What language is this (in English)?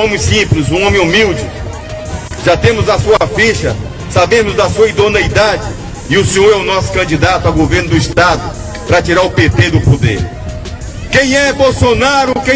Portuguese